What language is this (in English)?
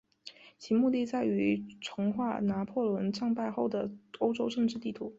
Chinese